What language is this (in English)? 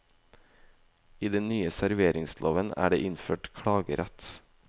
Norwegian